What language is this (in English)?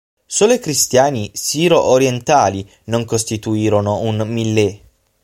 Italian